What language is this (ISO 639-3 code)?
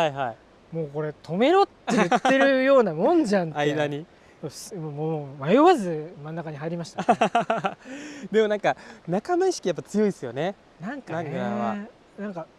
jpn